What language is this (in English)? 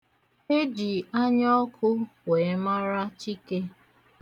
Igbo